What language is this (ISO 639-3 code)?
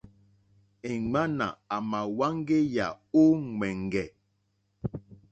bri